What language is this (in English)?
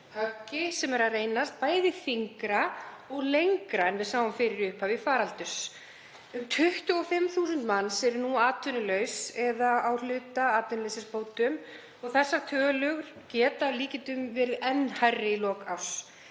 Icelandic